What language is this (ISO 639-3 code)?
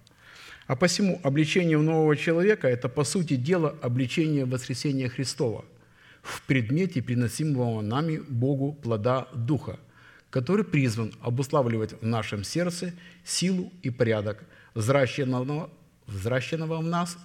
rus